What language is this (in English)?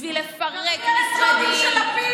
Hebrew